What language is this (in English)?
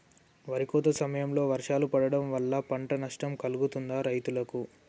Telugu